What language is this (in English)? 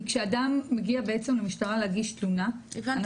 Hebrew